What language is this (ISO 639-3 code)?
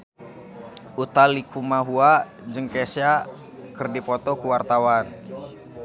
sun